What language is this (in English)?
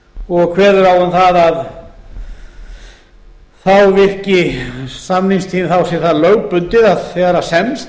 Icelandic